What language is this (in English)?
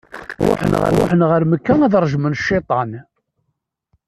Kabyle